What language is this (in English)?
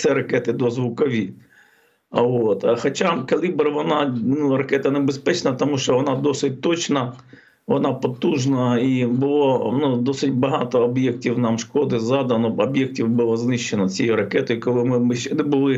Ukrainian